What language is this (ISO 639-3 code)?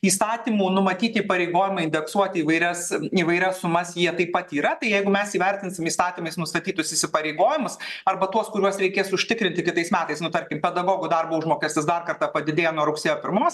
lit